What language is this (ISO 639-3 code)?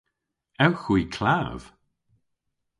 cor